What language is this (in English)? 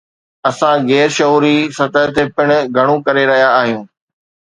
Sindhi